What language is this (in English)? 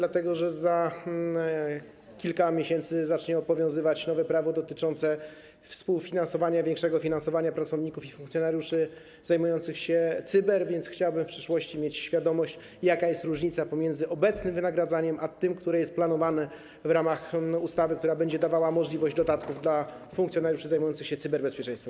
Polish